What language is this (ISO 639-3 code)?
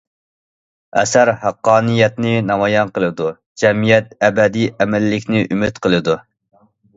uig